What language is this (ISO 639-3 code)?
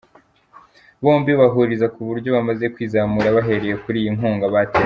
kin